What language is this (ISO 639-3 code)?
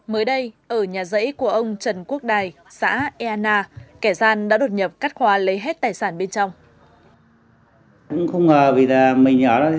vie